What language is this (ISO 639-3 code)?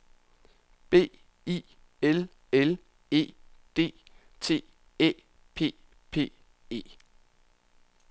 dan